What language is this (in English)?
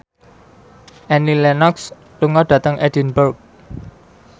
Javanese